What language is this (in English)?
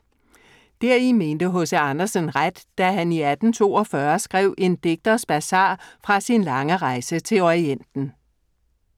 Danish